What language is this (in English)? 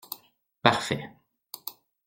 French